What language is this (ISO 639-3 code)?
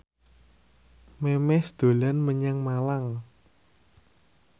jav